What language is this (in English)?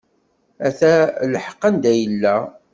Kabyle